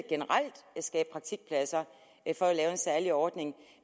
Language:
Danish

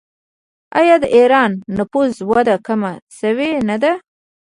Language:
Pashto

